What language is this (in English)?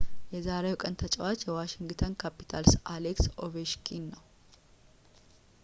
Amharic